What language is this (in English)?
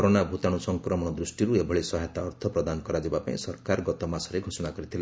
Odia